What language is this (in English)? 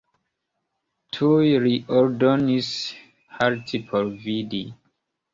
Esperanto